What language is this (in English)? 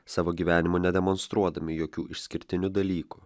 Lithuanian